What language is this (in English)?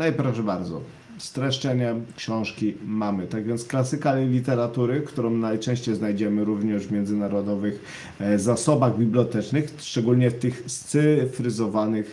Polish